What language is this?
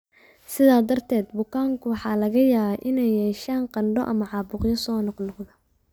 Somali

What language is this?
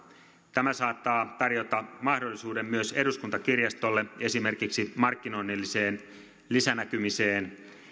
Finnish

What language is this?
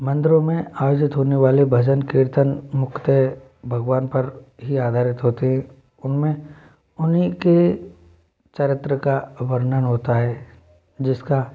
Hindi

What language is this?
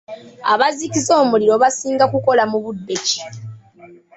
Ganda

